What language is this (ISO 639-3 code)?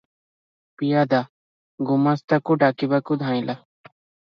ori